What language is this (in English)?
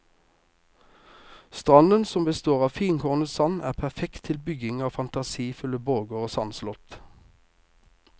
Norwegian